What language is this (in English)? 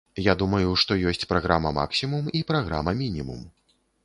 Belarusian